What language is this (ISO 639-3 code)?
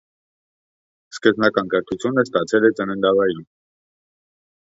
hye